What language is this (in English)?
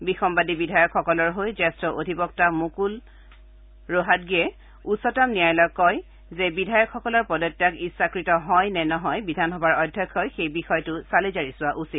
Assamese